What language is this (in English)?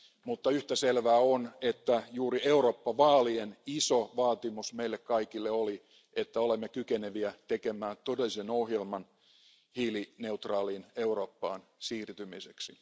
Finnish